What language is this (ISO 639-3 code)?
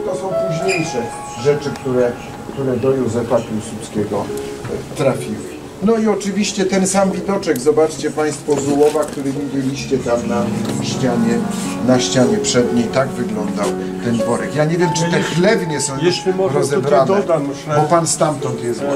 pol